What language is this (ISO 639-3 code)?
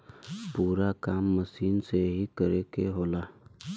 bho